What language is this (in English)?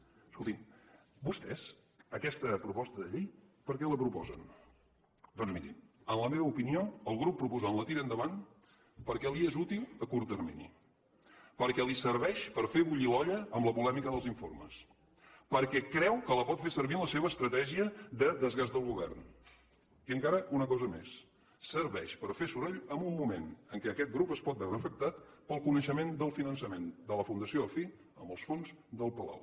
Catalan